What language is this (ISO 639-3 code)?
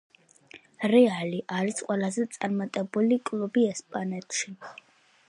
kat